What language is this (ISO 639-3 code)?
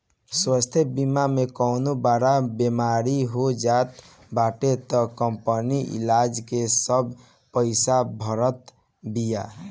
bho